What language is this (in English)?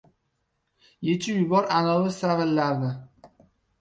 Uzbek